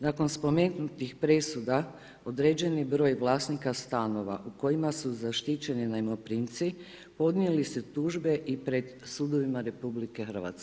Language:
Croatian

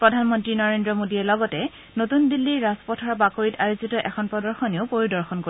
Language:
Assamese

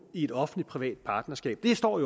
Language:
Danish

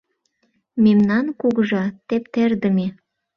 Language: Mari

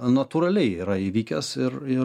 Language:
Lithuanian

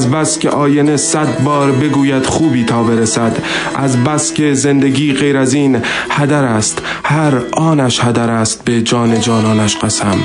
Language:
Persian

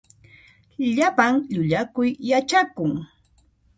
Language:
Puno Quechua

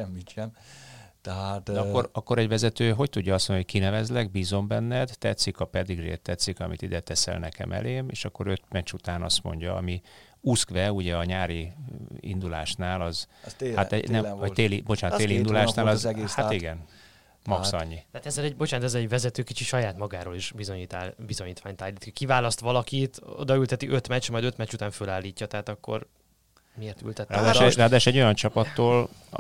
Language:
Hungarian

